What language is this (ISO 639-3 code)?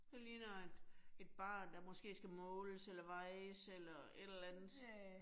dan